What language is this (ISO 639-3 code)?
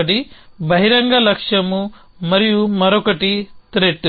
tel